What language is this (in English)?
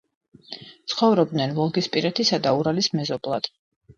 Georgian